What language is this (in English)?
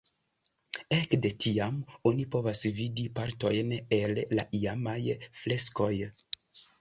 Esperanto